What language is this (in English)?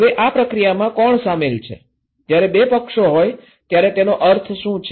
Gujarati